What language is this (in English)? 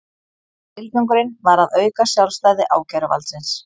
Icelandic